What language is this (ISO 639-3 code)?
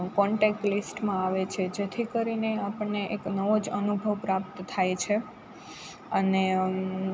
guj